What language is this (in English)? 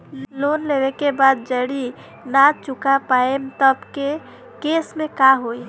Bhojpuri